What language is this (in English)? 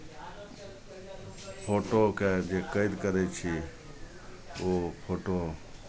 Maithili